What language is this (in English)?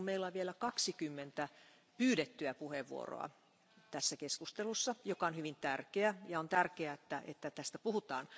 Finnish